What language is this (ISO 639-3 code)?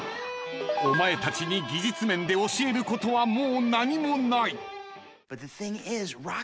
jpn